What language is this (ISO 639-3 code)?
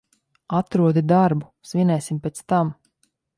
lav